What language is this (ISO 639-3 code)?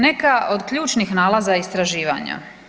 hrv